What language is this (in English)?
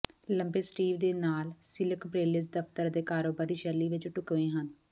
Punjabi